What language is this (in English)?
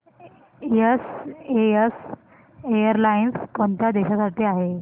Marathi